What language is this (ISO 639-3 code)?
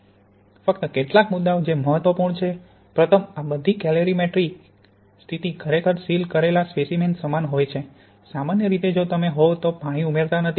guj